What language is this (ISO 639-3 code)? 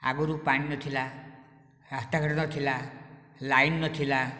ori